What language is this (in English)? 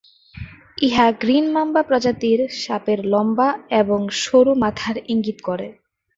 Bangla